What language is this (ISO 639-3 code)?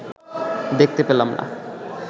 ben